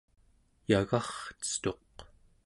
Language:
Central Yupik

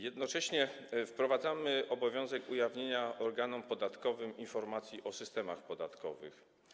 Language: Polish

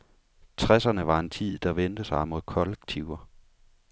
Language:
Danish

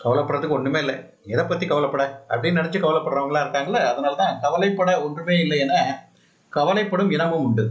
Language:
Tamil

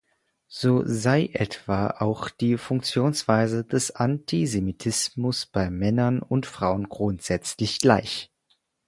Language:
German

